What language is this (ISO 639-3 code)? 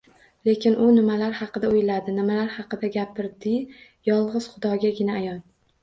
uzb